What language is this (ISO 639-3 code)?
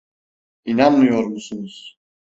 tur